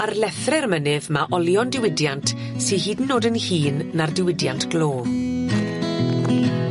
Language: Welsh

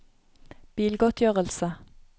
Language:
Norwegian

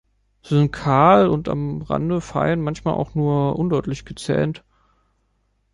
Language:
German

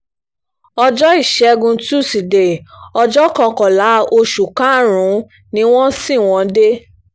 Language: Yoruba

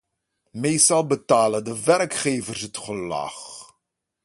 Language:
Dutch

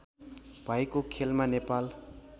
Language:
Nepali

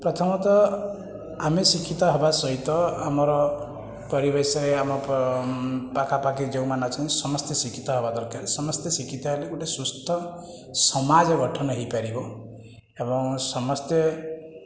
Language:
Odia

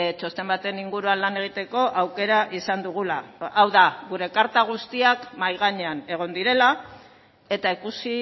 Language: Basque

